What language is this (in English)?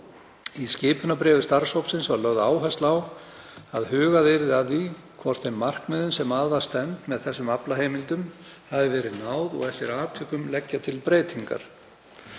Icelandic